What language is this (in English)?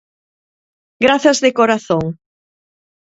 Galician